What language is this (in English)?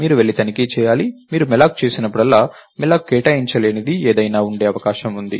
Telugu